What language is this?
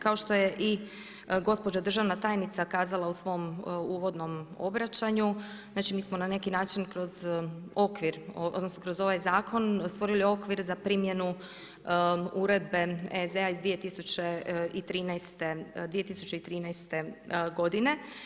Croatian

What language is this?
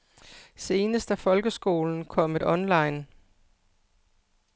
Danish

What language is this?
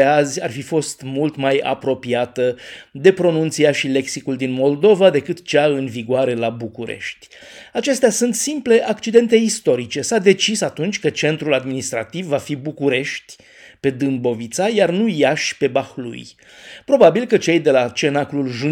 Romanian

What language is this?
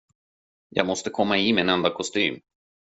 Swedish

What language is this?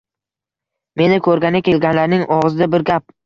Uzbek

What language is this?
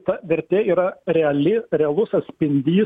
Lithuanian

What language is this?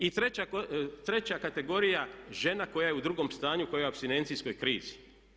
Croatian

